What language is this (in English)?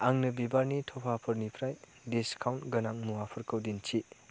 Bodo